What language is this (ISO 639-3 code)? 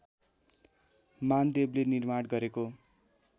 nep